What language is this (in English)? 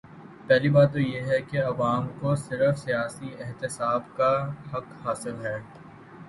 Urdu